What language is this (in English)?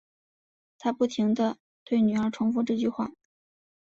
Chinese